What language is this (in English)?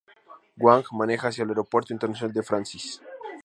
Spanish